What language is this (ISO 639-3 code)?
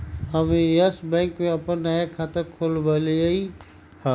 mag